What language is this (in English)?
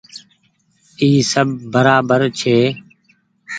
Goaria